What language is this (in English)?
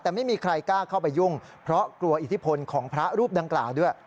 Thai